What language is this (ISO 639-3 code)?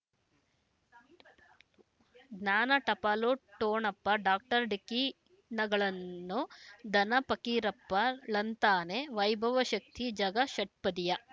kan